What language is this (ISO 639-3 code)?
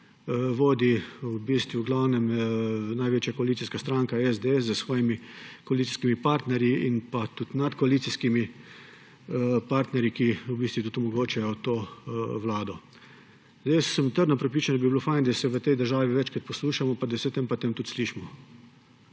slv